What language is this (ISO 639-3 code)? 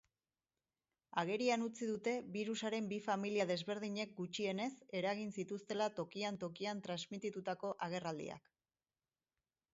eus